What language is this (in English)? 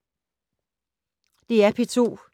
Danish